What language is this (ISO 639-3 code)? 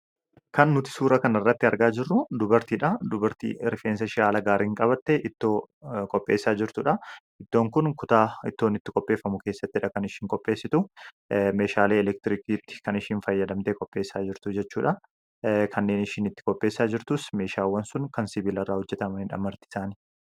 orm